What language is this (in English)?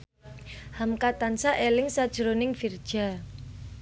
Javanese